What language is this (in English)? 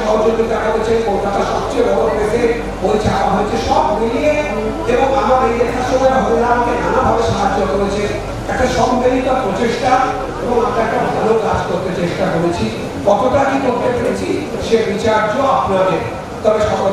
Korean